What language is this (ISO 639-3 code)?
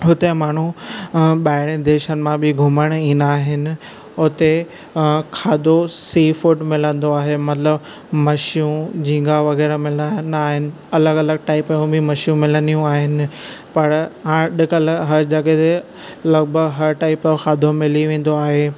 snd